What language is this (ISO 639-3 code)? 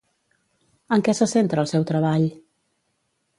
cat